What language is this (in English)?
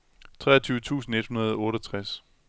Danish